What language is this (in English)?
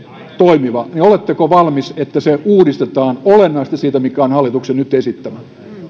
Finnish